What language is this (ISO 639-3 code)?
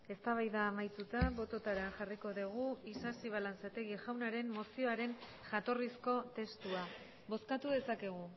eus